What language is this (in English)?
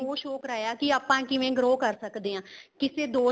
Punjabi